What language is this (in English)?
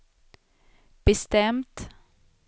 Swedish